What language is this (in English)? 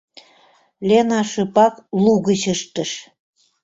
Mari